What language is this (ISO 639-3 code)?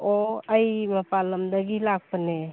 mni